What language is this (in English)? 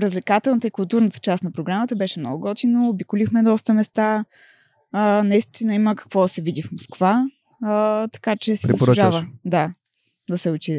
Bulgarian